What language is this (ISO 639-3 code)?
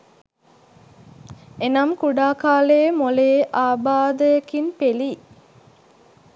sin